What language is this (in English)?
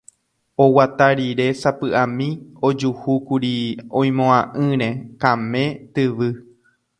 Guarani